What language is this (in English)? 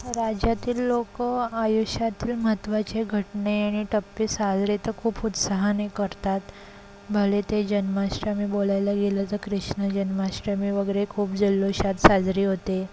Marathi